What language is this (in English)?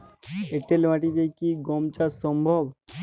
Bangla